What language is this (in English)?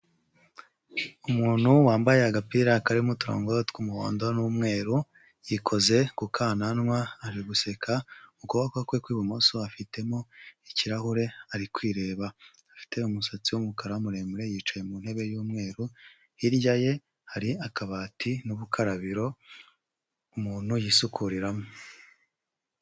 Kinyarwanda